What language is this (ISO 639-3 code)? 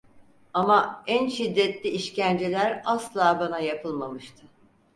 tur